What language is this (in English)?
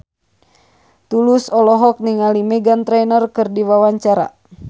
Sundanese